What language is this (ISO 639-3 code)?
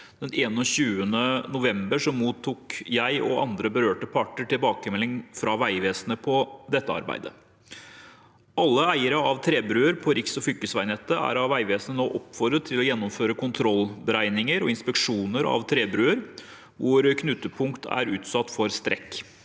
nor